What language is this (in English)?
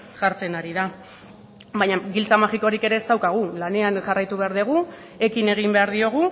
Basque